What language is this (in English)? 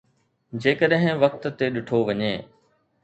Sindhi